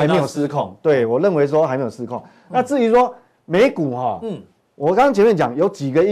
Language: Chinese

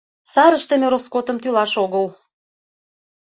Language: Mari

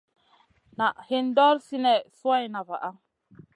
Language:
Masana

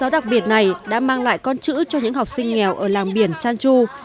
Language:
Vietnamese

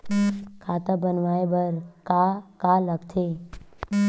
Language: Chhattisgarhi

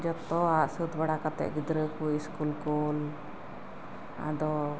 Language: Santali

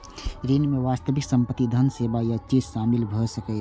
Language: Maithili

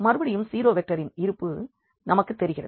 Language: Tamil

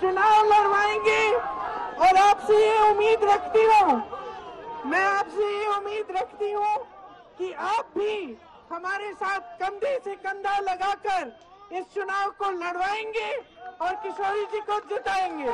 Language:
Hindi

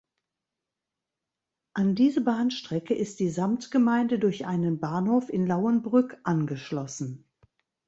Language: German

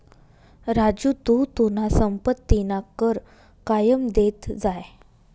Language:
Marathi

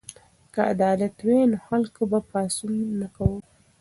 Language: Pashto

